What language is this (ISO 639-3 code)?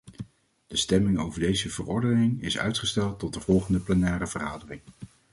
nld